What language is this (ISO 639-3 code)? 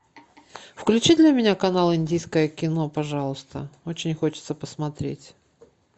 rus